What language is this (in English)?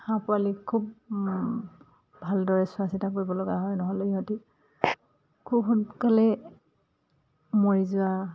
Assamese